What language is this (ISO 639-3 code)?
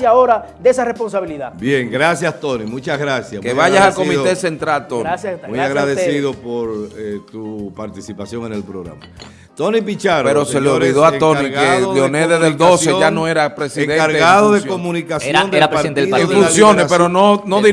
spa